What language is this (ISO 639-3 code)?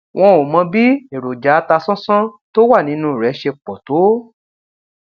yor